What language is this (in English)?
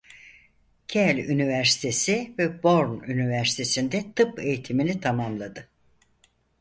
Turkish